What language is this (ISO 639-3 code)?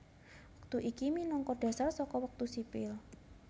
jav